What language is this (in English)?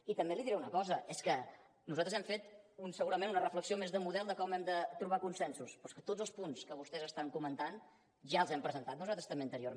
Catalan